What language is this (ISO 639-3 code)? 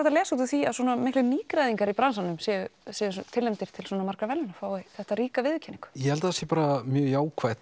isl